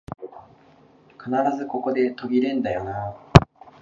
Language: Japanese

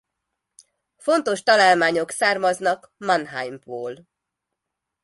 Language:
Hungarian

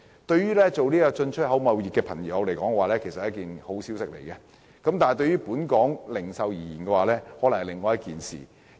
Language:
Cantonese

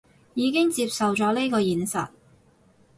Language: Cantonese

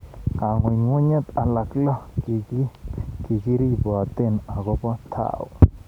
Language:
Kalenjin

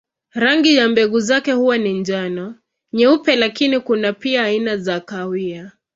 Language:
Swahili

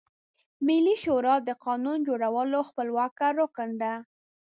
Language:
Pashto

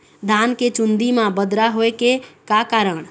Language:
Chhattisgarhi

